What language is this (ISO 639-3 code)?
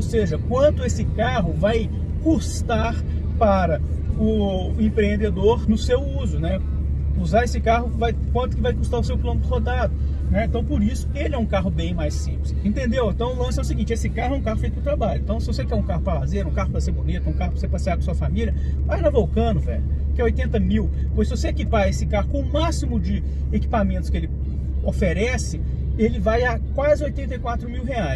por